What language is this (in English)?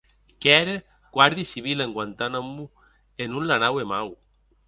Occitan